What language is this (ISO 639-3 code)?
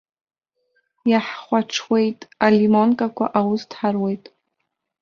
abk